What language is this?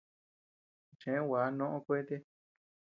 Tepeuxila Cuicatec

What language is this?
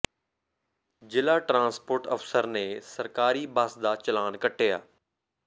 Punjabi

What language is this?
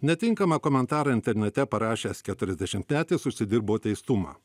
Lithuanian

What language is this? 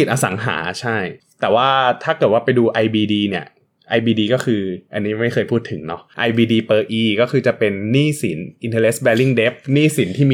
Thai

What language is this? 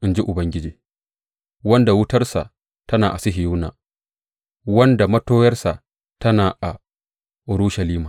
Hausa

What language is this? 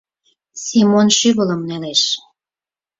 Mari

